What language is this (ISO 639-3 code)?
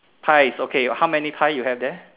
eng